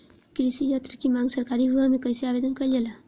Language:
Bhojpuri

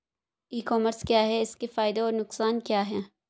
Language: Hindi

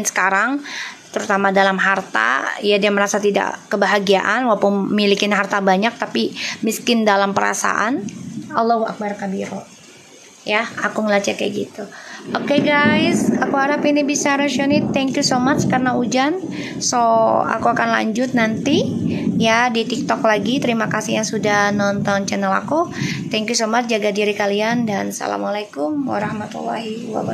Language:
Indonesian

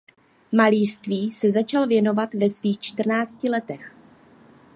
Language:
Czech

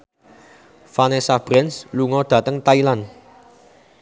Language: Javanese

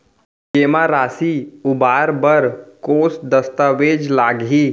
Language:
Chhattisgarhi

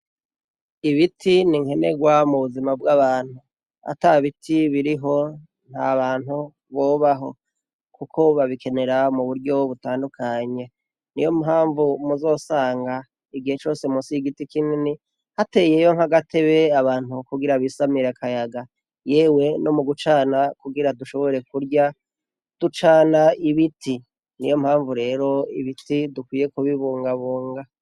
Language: Rundi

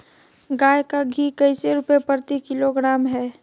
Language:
Magahi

